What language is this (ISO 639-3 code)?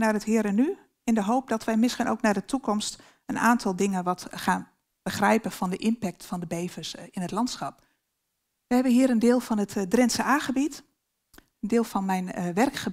nld